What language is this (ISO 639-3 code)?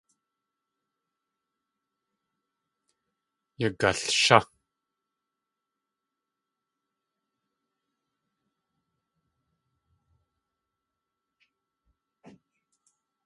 tli